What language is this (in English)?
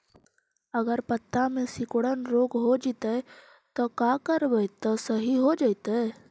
Magahi